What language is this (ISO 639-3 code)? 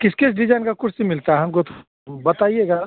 hin